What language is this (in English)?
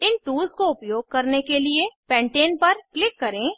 Hindi